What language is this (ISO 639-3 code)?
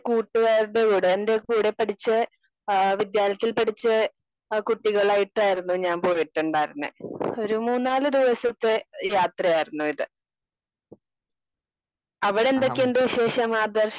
mal